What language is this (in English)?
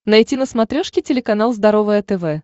Russian